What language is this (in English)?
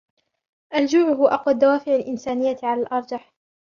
Arabic